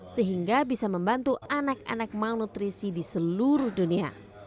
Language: Indonesian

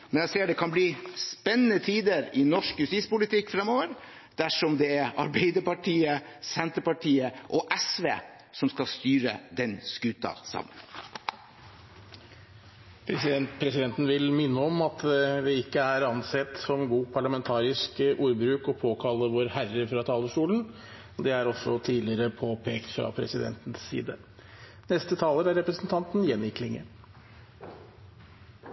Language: Norwegian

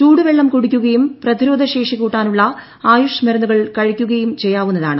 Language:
Malayalam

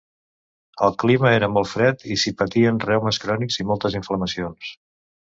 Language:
Catalan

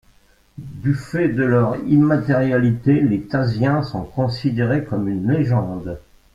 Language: French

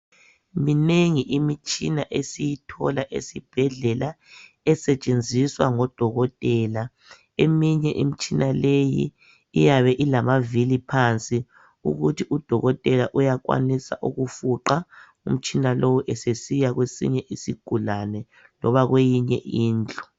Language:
North Ndebele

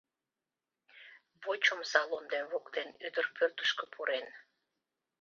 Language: Mari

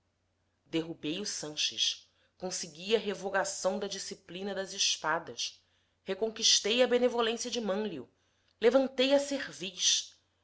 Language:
Portuguese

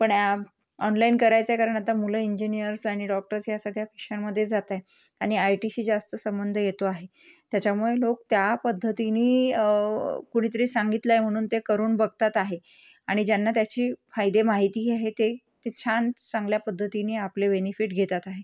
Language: Marathi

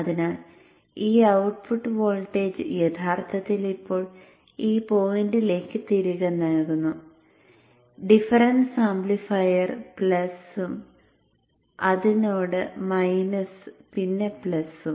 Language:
Malayalam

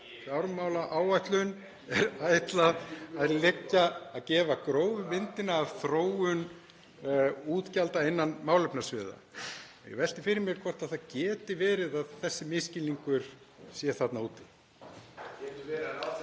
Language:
Icelandic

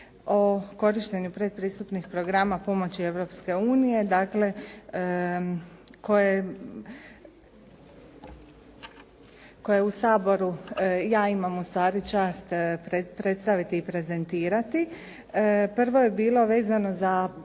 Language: Croatian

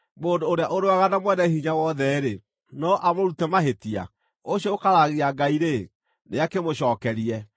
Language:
Kikuyu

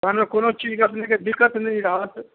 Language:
Maithili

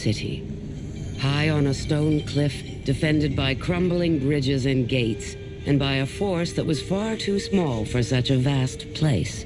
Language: English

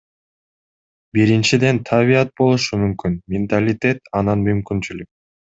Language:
Kyrgyz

